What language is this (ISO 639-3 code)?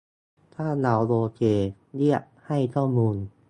tha